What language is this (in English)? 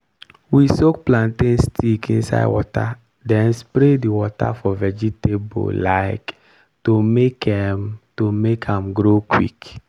Nigerian Pidgin